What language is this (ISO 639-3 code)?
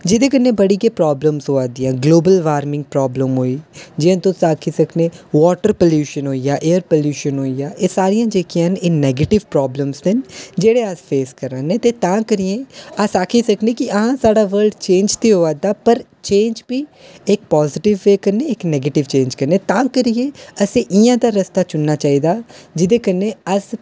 doi